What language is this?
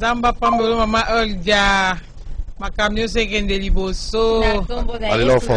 French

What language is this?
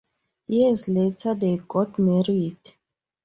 English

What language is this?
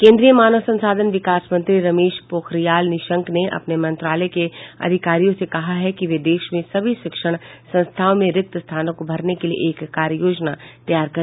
Hindi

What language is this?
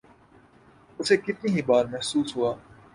Urdu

